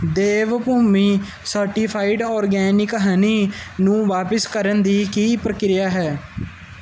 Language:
Punjabi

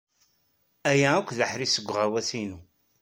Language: Kabyle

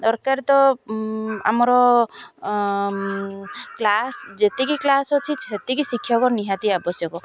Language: Odia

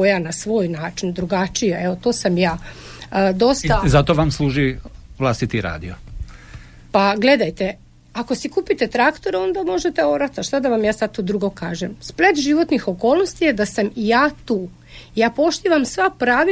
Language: Croatian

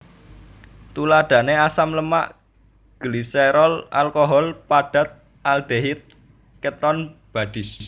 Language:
Javanese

